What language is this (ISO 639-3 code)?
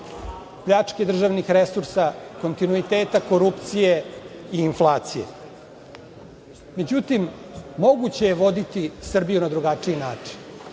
srp